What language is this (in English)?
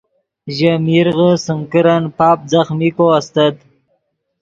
Yidgha